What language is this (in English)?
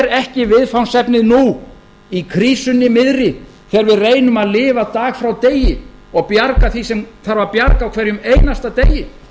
Icelandic